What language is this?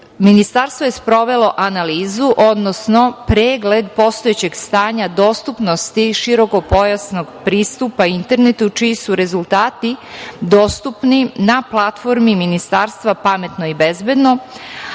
Serbian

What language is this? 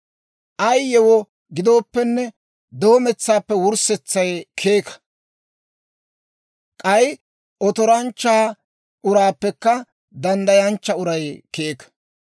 Dawro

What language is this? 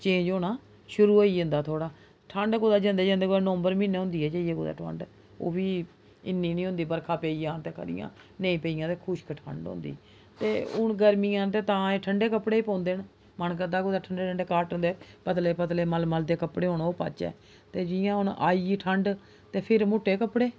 Dogri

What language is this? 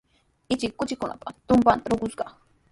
Sihuas Ancash Quechua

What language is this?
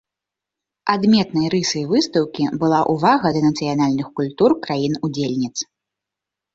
Belarusian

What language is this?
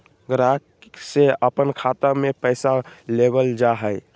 Magahi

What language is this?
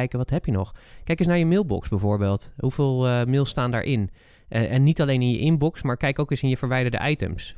Dutch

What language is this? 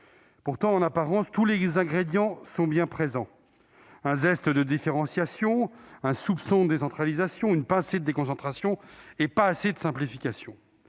French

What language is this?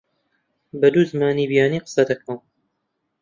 Central Kurdish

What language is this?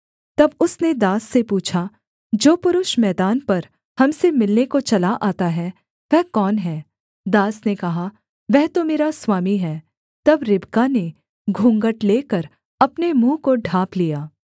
Hindi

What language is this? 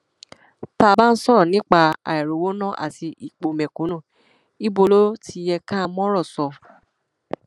Yoruba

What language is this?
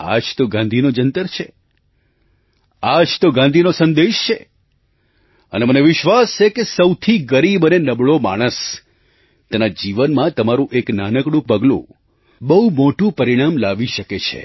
Gujarati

